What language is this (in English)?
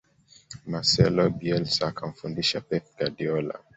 Swahili